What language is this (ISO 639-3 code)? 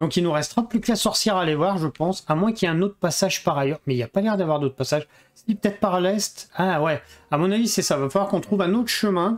fra